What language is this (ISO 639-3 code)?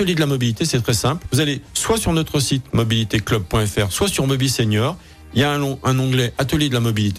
fra